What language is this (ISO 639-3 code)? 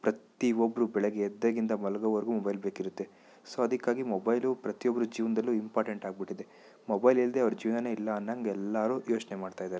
kan